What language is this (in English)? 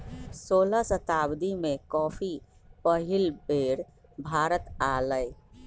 Magahi